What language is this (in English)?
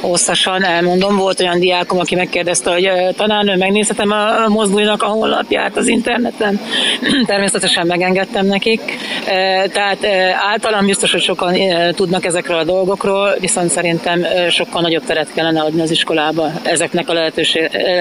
Hungarian